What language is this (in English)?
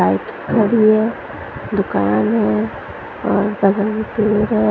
Hindi